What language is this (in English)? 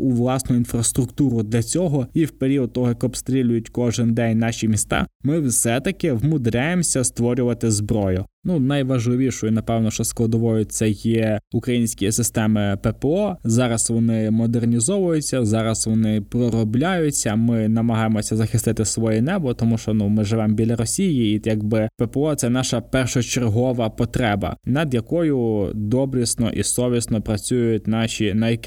Ukrainian